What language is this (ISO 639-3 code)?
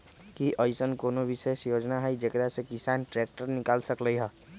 mag